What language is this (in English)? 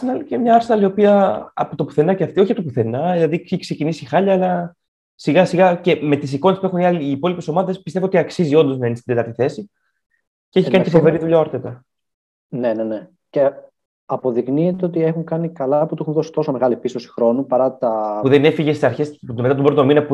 Greek